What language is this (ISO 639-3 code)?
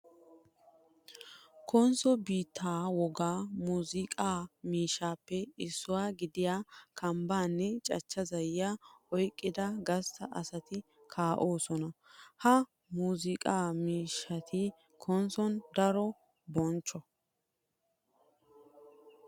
wal